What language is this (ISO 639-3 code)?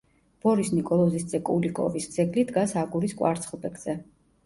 kat